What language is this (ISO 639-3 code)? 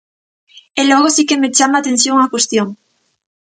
glg